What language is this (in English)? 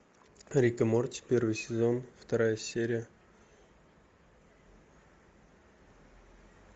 Russian